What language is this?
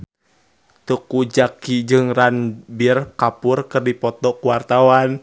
Sundanese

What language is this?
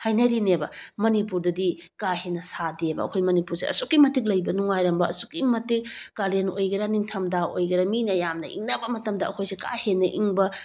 Manipuri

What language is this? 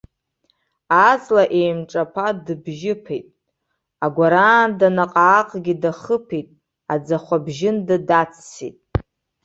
Abkhazian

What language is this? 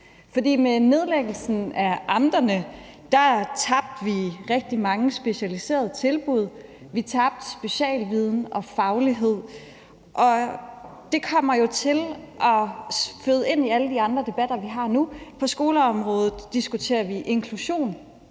Danish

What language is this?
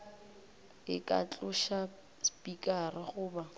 Northern Sotho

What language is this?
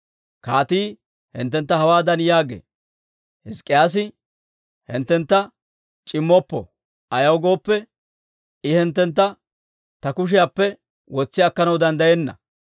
Dawro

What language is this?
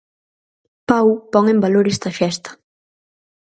Galician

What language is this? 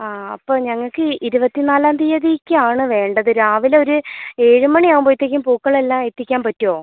Malayalam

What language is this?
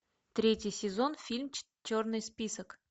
Russian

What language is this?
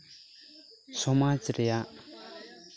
Santali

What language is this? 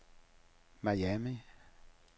Danish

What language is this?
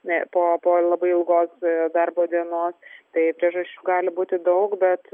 Lithuanian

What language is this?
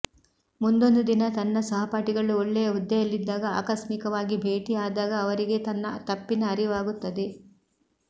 Kannada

